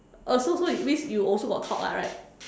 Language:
English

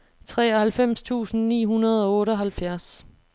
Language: Danish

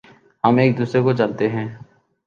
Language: Urdu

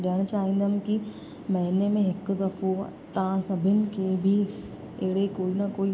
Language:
Sindhi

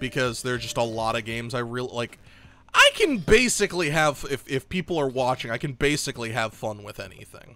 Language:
English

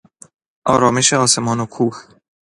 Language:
Persian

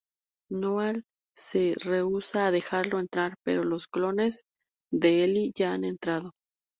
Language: Spanish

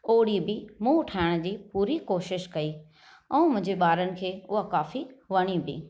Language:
Sindhi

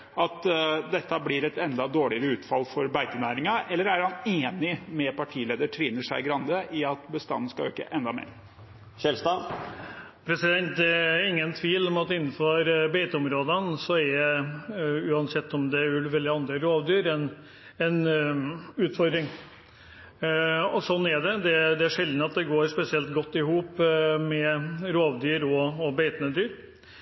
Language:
Norwegian Bokmål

